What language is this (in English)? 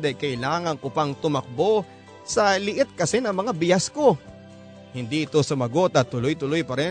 Filipino